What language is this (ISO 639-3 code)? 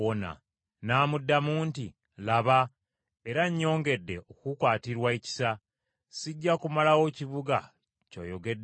lug